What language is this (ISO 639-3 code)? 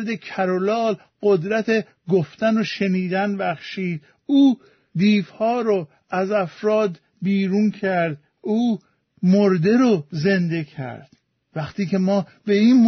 fas